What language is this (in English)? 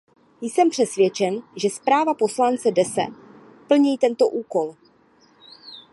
Czech